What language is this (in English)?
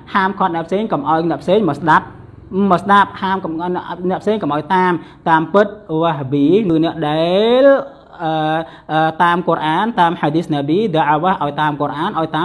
Indonesian